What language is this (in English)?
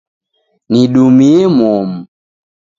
Taita